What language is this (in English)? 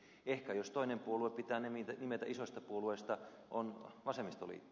Finnish